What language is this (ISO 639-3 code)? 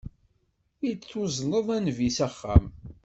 kab